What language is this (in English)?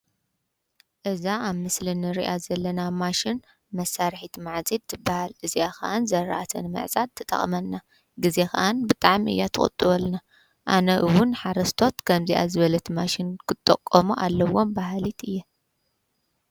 Tigrinya